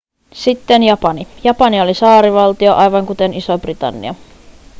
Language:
Finnish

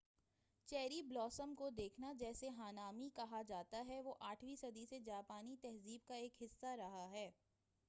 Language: Urdu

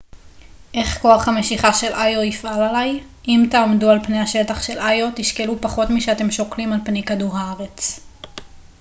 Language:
Hebrew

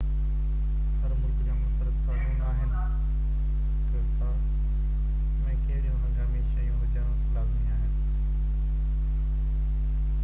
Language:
Sindhi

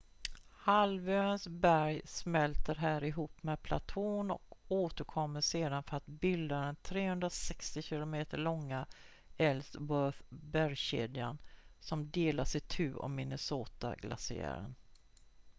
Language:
Swedish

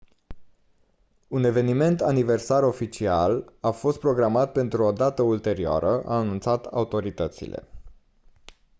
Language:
Romanian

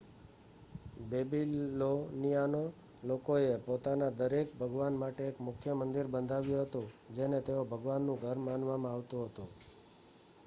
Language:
Gujarati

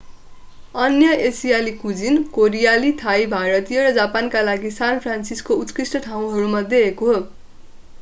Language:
Nepali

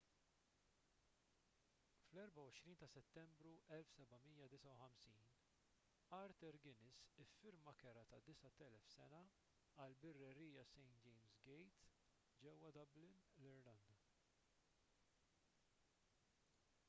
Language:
Maltese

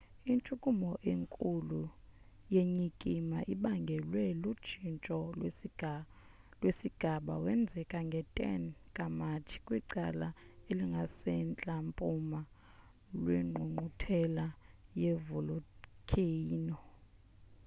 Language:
Xhosa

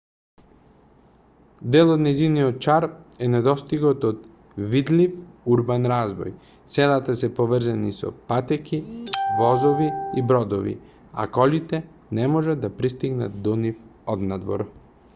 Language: Macedonian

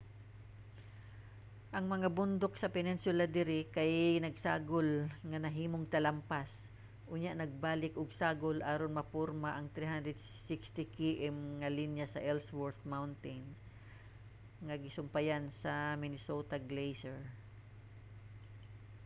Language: Cebuano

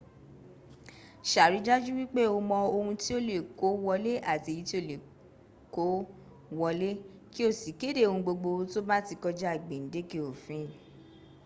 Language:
Yoruba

